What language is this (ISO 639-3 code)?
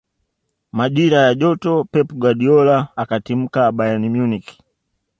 swa